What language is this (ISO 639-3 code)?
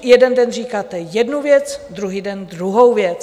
ces